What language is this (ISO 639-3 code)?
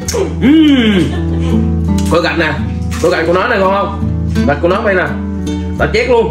vie